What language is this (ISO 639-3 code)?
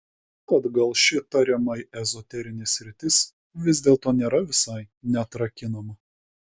lit